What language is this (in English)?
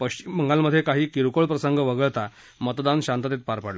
Marathi